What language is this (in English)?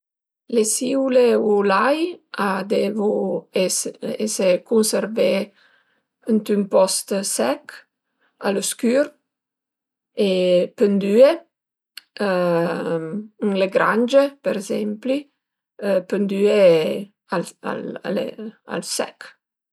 Piedmontese